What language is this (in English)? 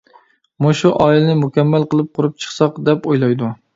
Uyghur